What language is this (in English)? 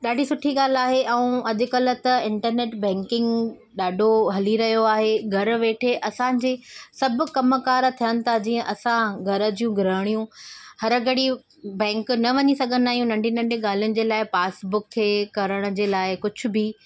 Sindhi